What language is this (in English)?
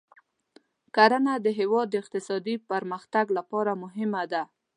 Pashto